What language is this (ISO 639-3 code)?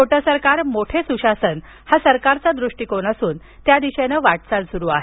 mar